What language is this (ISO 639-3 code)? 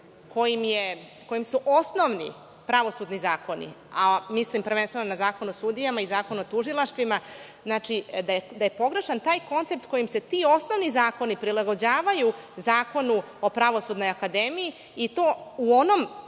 srp